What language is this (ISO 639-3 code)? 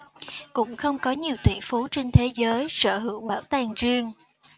vie